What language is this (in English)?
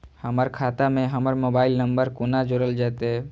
Maithili